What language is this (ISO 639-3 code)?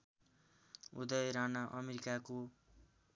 nep